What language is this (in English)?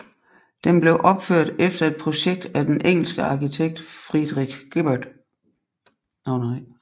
Danish